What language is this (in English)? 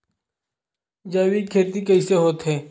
Chhattisgarhi